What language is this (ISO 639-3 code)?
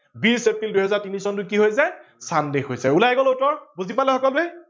asm